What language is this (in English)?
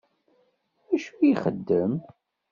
Kabyle